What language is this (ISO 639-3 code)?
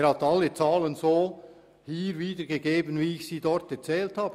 gsw